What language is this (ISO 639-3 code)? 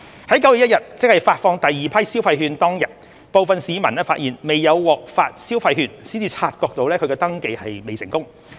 yue